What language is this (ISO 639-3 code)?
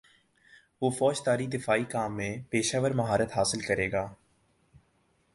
urd